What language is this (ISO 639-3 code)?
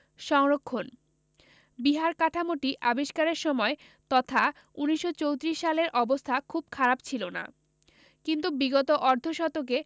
ben